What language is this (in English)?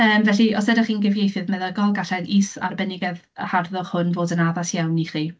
Welsh